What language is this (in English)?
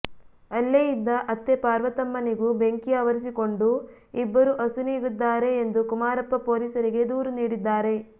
Kannada